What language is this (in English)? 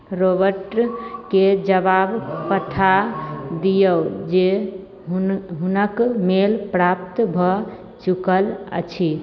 Maithili